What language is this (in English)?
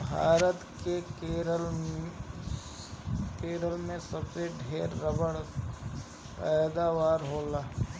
Bhojpuri